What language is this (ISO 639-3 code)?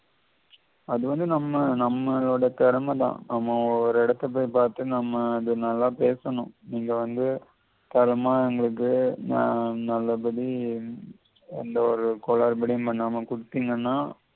tam